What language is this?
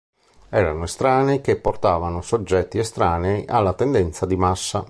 Italian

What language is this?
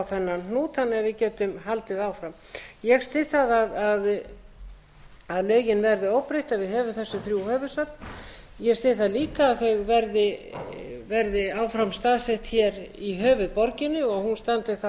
Icelandic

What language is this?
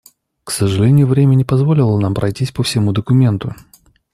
Russian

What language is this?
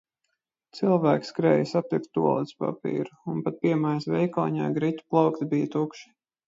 Latvian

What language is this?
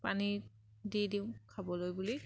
Assamese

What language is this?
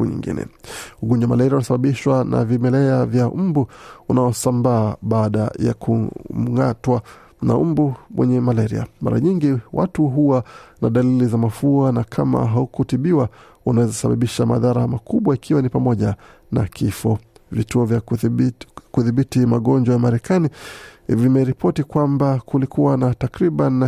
Swahili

